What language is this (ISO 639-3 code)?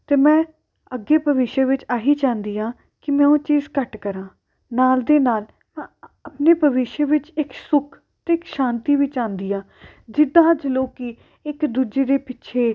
pan